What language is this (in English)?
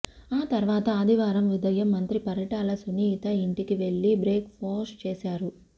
Telugu